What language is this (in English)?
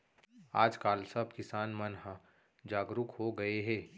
Chhattisgarhi